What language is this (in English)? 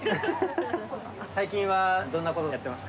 Japanese